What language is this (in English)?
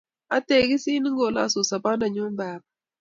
Kalenjin